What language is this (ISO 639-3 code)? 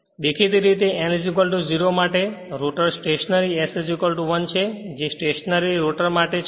guj